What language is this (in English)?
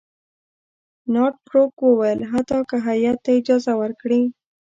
Pashto